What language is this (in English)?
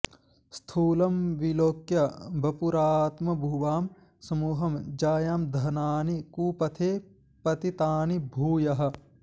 Sanskrit